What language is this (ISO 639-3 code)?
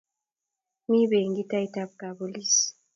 kln